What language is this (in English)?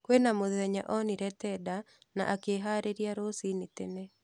Kikuyu